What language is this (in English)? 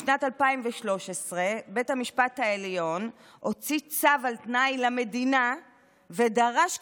Hebrew